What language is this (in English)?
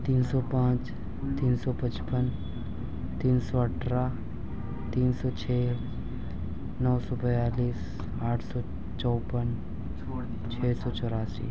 Urdu